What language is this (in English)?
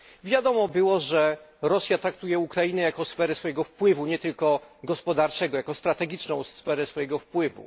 Polish